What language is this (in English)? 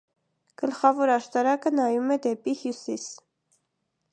Armenian